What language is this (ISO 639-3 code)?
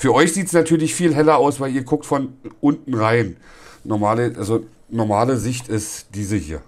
deu